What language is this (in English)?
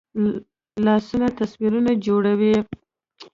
Pashto